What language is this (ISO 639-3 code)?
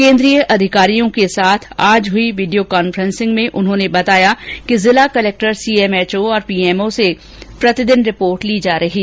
hin